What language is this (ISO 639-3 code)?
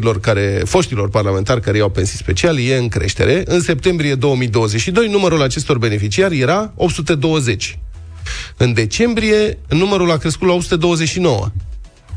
ron